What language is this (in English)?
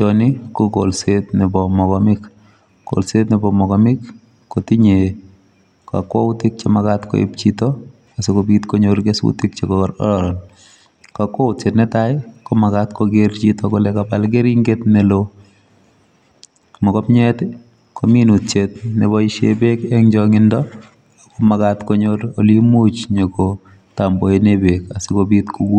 Kalenjin